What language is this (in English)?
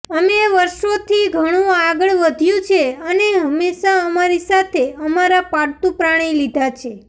Gujarati